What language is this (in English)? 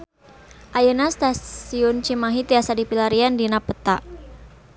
Sundanese